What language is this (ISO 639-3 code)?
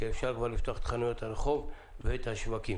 heb